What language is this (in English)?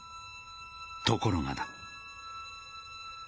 Japanese